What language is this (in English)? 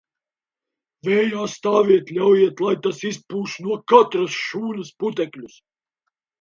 Latvian